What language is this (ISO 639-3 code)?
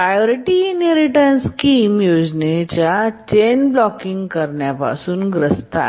mar